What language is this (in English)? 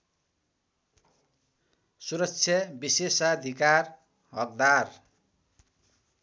Nepali